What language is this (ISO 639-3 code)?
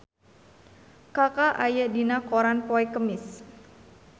sun